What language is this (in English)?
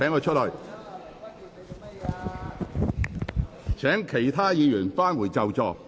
Cantonese